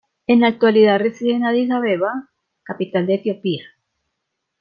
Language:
Spanish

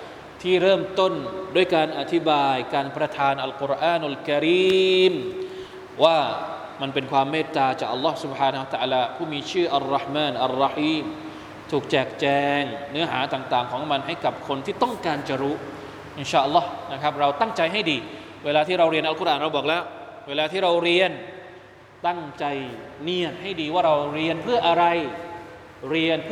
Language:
Thai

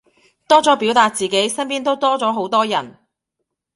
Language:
Cantonese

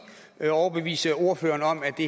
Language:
Danish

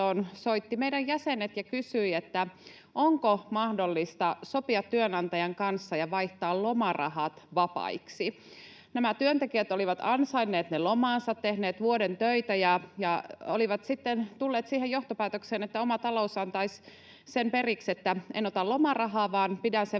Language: Finnish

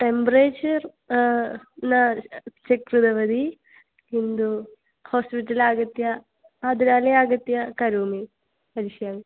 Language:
Sanskrit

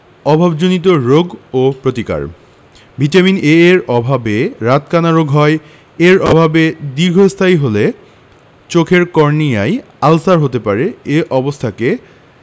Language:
Bangla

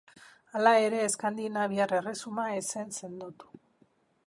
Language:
Basque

